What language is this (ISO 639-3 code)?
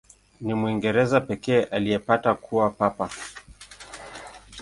swa